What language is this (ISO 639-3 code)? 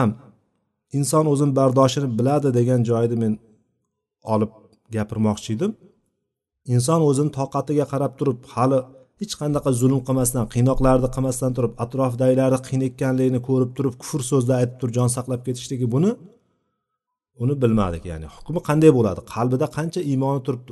bul